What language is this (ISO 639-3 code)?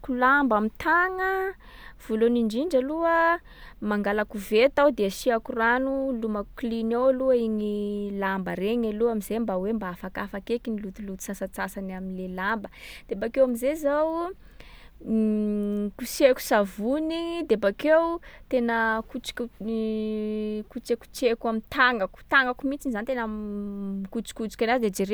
skg